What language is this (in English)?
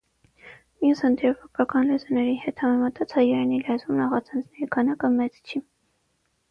Armenian